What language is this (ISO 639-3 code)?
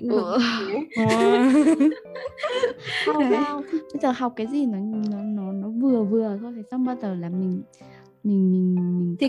vie